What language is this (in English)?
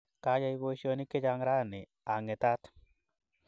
Kalenjin